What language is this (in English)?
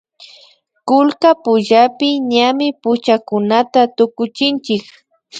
Imbabura Highland Quichua